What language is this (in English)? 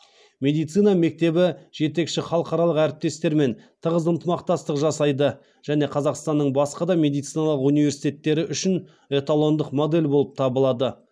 Kazakh